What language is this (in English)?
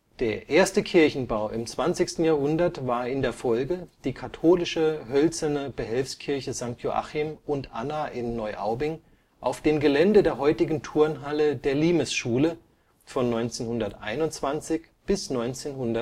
German